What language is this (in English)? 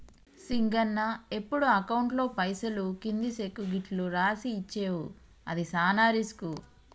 Telugu